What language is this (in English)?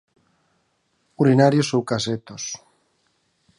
Galician